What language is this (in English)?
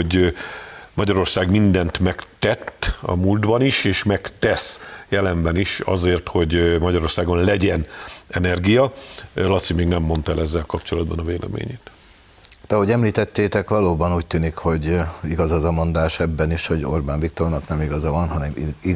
Hungarian